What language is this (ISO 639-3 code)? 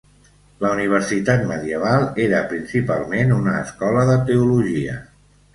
cat